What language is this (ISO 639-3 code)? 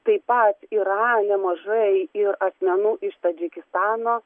lit